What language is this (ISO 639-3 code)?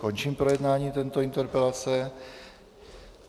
ces